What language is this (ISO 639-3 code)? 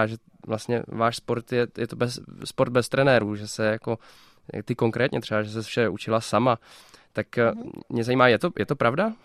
ces